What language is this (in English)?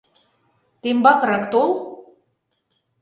Mari